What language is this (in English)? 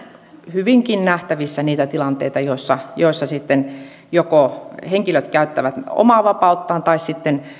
Finnish